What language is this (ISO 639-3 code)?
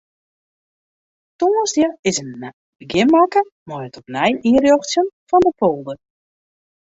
fry